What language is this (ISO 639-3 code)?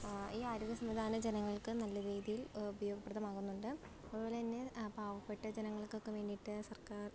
mal